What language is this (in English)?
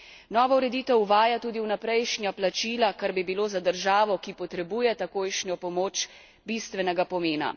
Slovenian